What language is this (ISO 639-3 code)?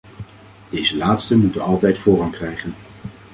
nld